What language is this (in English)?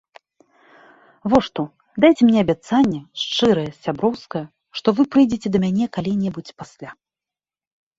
Belarusian